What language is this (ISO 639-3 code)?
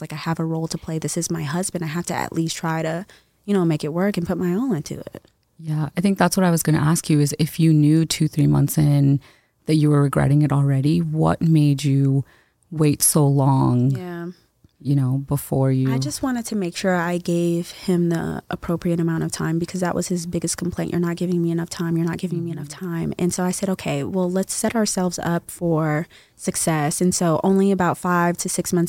eng